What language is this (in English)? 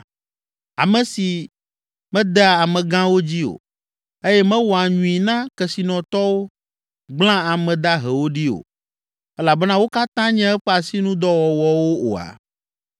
Ewe